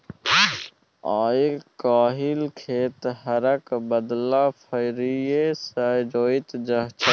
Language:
Maithili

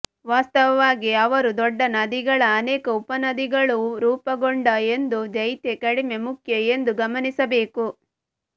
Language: Kannada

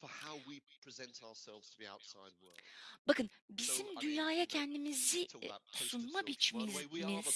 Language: Turkish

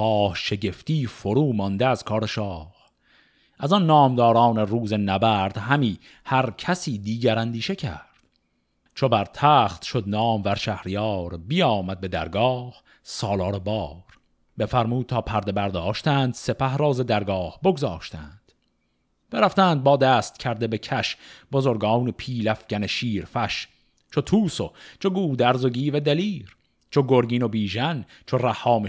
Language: Persian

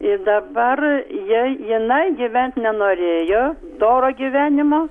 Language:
Lithuanian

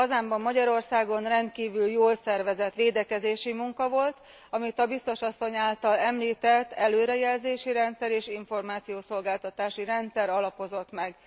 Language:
Hungarian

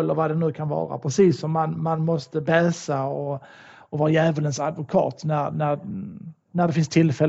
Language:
Swedish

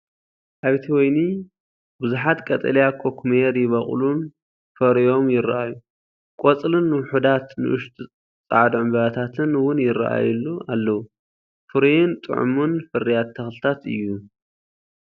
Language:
Tigrinya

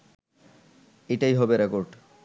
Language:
Bangla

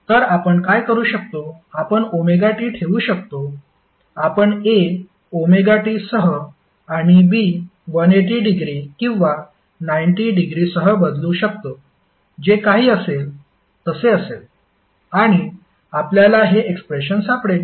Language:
Marathi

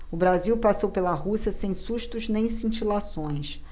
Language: Portuguese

